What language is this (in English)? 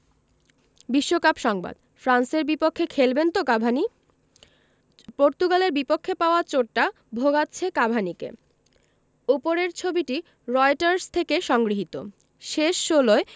Bangla